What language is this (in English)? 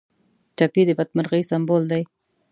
Pashto